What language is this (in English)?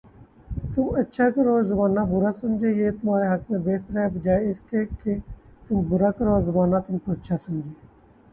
Urdu